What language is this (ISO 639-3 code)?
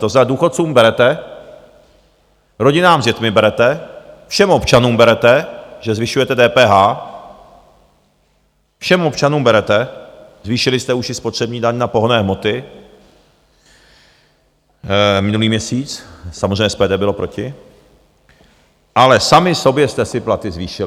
ces